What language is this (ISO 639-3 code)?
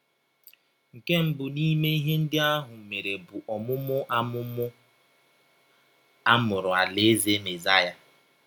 ibo